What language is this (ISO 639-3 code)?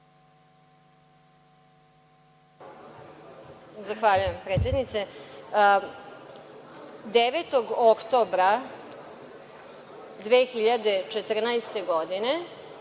srp